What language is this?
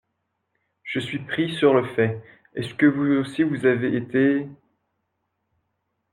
French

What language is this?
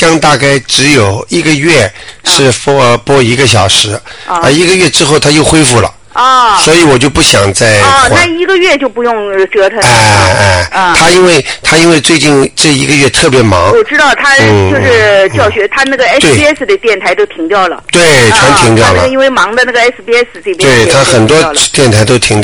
Chinese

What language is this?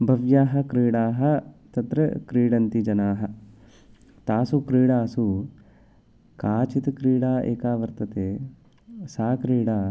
Sanskrit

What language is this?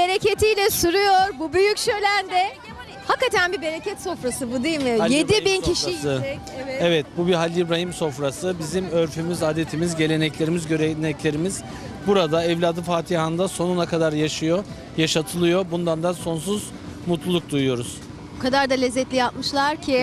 Turkish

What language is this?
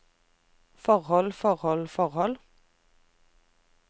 Norwegian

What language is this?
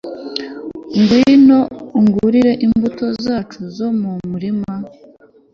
Kinyarwanda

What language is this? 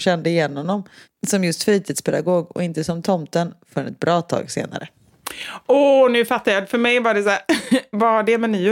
Swedish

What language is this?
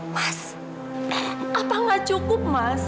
Indonesian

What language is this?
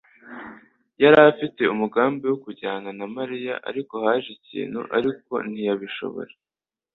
Kinyarwanda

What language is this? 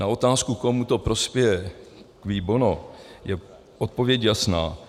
Czech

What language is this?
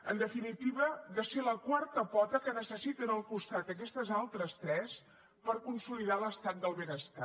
Catalan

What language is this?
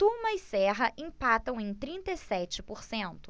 Portuguese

